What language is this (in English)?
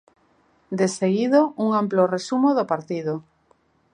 Galician